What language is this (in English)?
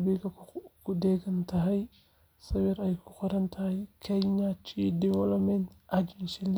Somali